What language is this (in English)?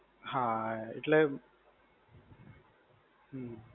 Gujarati